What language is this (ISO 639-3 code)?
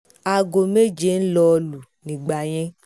yor